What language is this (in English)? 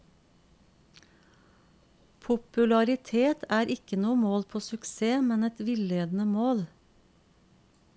Norwegian